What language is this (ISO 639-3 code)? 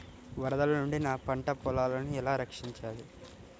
tel